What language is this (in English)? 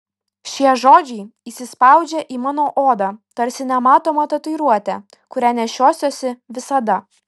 Lithuanian